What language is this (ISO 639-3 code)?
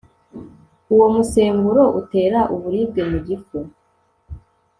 kin